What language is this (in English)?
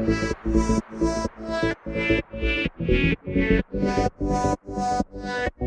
English